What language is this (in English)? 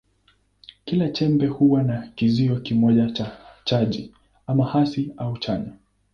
Swahili